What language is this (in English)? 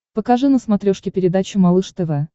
Russian